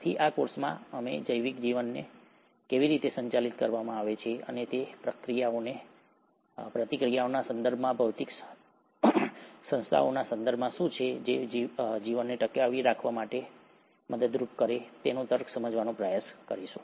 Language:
Gujarati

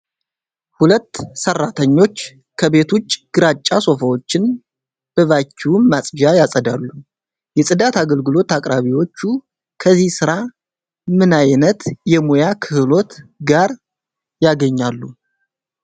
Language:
Amharic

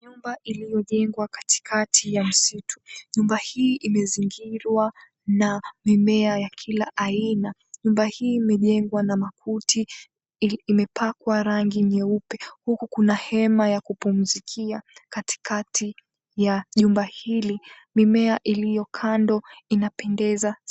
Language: Swahili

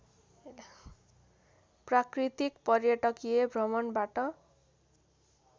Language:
Nepali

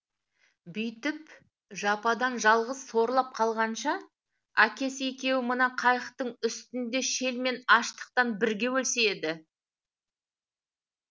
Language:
Kazakh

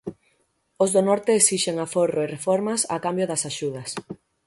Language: Galician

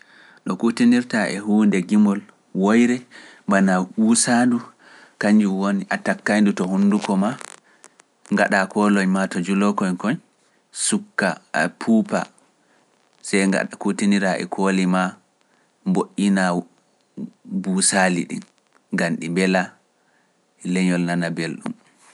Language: Pular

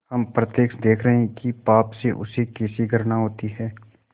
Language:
Hindi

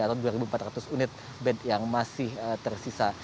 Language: Indonesian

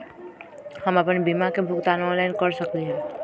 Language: Magahi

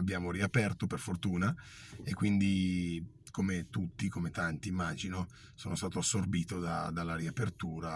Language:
Italian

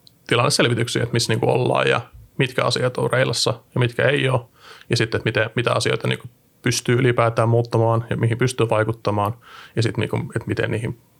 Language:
Finnish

